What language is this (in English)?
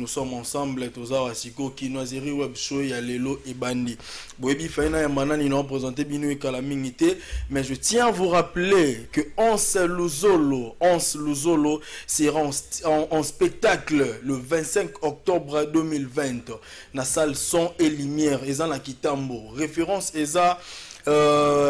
French